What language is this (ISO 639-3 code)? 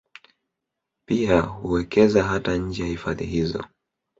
swa